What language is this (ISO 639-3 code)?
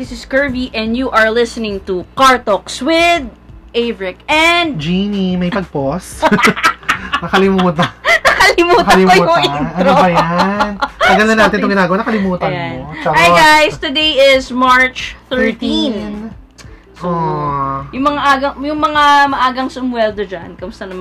fil